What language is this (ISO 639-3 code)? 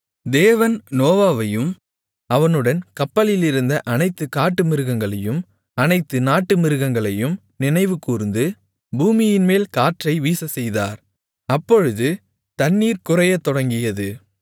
tam